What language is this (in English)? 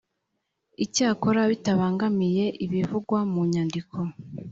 Kinyarwanda